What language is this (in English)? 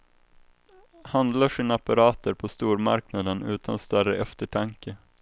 Swedish